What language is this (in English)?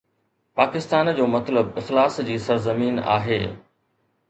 Sindhi